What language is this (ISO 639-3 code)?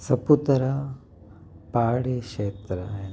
snd